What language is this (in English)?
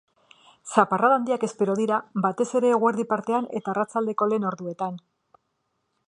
Basque